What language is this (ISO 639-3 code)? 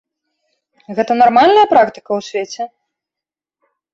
bel